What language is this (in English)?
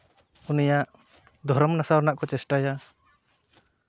Santali